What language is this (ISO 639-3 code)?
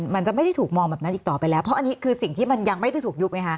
tha